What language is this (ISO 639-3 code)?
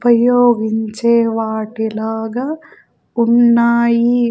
tel